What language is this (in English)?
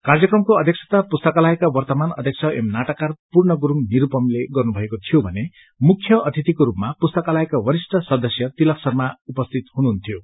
Nepali